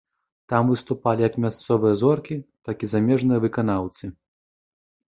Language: Belarusian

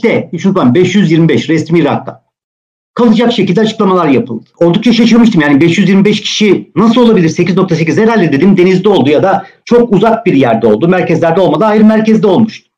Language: Turkish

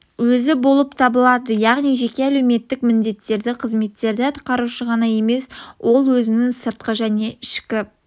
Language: Kazakh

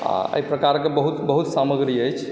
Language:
Maithili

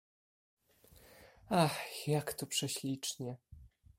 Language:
Polish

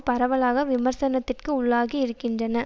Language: Tamil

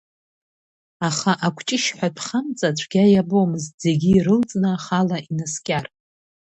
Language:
Abkhazian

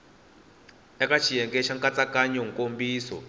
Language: Tsonga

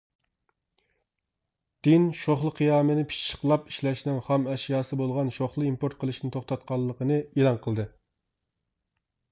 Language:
Uyghur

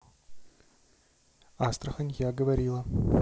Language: Russian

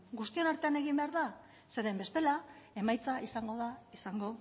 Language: Basque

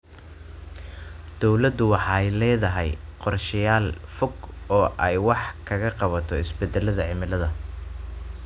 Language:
Somali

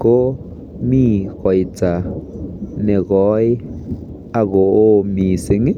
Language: Kalenjin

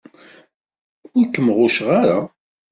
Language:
Kabyle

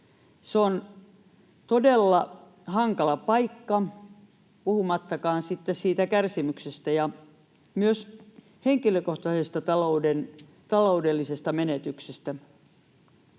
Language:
Finnish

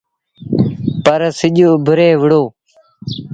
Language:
Sindhi Bhil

